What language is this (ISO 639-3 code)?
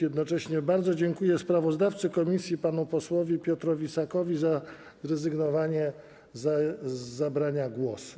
pol